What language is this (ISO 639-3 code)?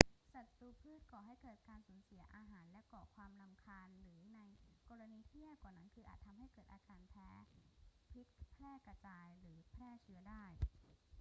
tha